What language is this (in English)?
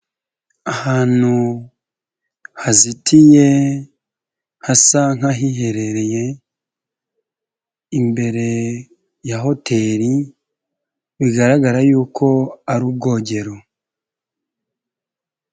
Kinyarwanda